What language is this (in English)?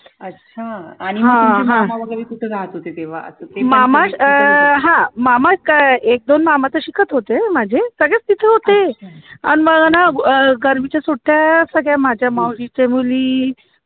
Marathi